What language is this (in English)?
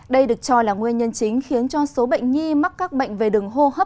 Vietnamese